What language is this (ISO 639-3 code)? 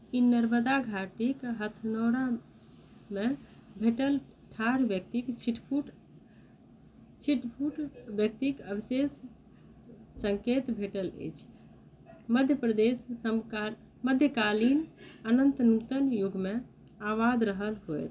mai